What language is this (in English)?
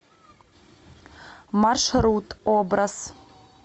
Russian